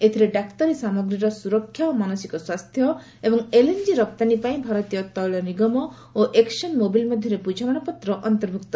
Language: Odia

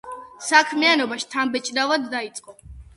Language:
Georgian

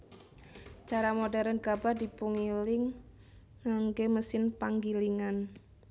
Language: Javanese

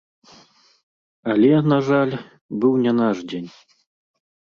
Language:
Belarusian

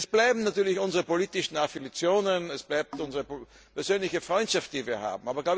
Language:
German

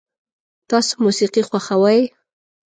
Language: Pashto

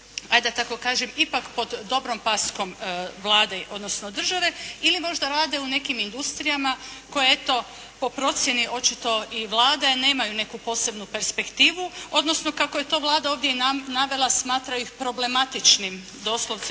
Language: Croatian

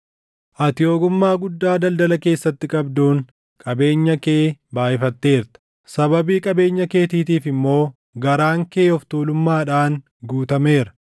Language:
Oromo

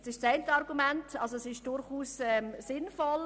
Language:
Swiss German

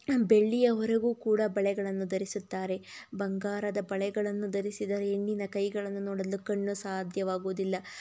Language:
Kannada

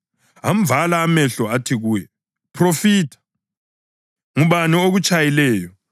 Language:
North Ndebele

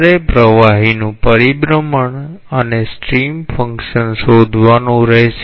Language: Gujarati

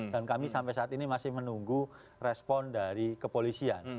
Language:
Indonesian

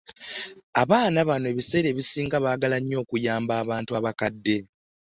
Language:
Ganda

